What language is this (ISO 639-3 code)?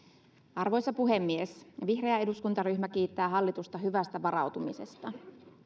fin